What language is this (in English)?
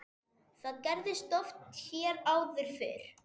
Icelandic